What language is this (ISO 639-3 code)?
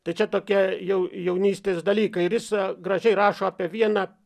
lit